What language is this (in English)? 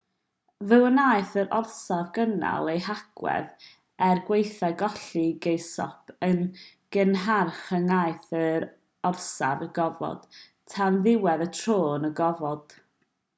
Welsh